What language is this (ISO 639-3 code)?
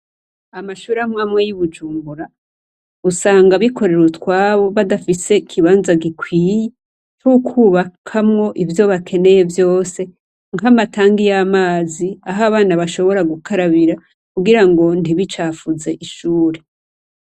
run